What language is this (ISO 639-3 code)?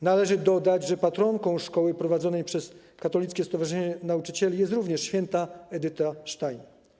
pol